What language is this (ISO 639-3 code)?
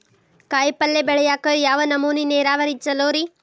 kan